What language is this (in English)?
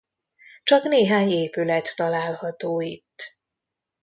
Hungarian